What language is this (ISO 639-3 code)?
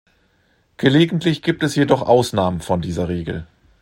deu